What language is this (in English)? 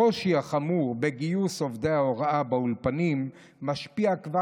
Hebrew